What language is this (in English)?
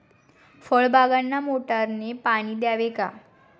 Marathi